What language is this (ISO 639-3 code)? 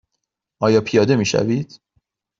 fas